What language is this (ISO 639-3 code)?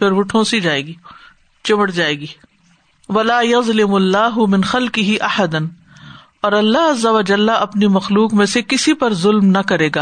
urd